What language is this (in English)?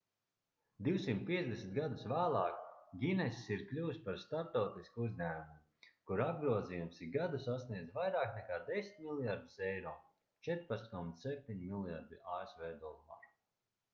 Latvian